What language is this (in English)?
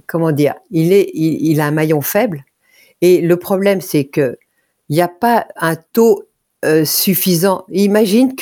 French